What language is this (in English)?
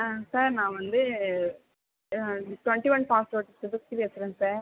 Tamil